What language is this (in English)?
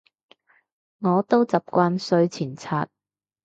Cantonese